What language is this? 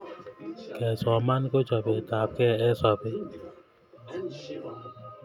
Kalenjin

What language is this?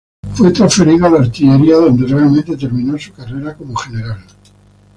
Spanish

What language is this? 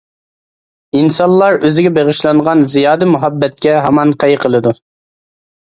Uyghur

